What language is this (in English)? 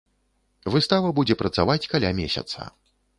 Belarusian